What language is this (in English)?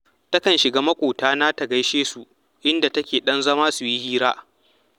Hausa